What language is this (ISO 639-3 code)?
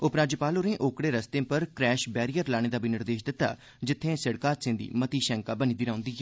doi